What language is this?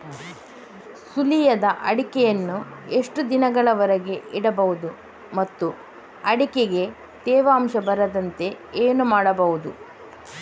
Kannada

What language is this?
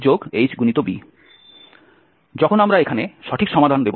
Bangla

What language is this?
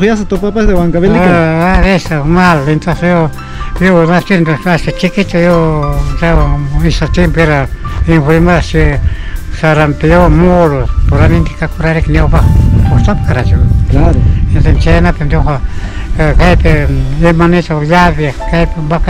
Spanish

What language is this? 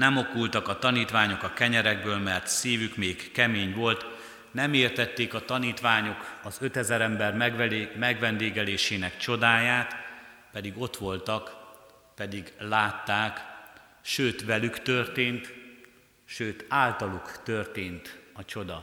Hungarian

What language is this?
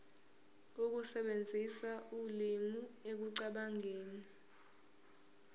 Zulu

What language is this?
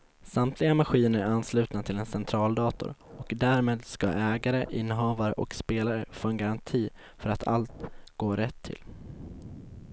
Swedish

